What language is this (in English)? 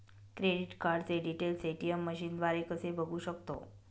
Marathi